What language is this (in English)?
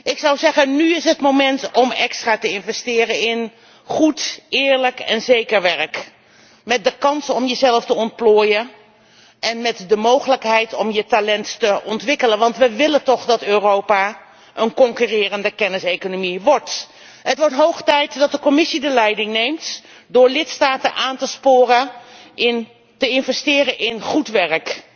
Dutch